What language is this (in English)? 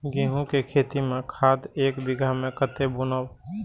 Maithili